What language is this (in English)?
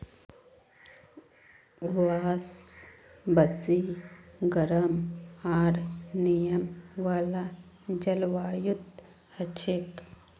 Magahi